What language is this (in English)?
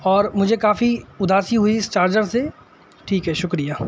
Urdu